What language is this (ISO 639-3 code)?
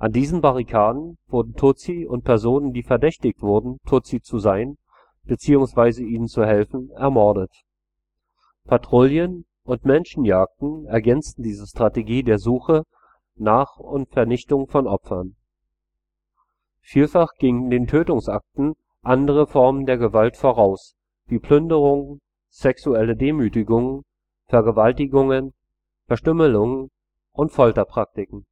deu